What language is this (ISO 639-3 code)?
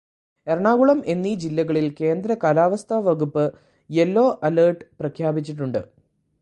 mal